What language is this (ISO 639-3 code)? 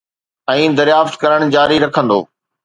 snd